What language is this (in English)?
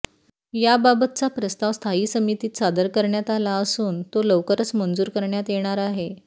Marathi